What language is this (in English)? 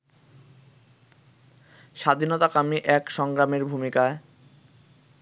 Bangla